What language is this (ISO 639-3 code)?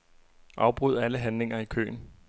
dan